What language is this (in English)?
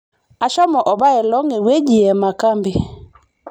Masai